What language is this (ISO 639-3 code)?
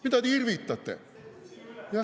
est